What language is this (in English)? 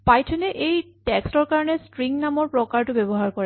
Assamese